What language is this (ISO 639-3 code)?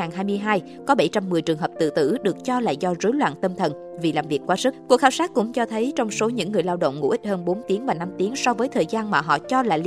vie